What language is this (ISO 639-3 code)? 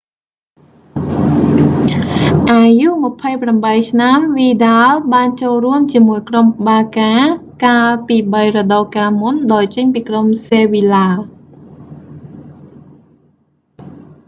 khm